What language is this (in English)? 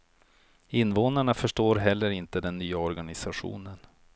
Swedish